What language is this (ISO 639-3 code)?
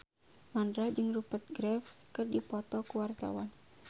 sun